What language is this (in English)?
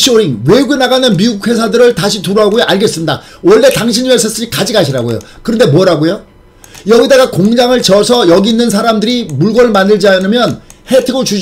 Korean